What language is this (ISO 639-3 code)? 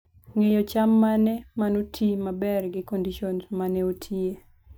luo